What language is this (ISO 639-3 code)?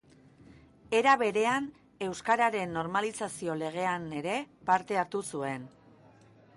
eus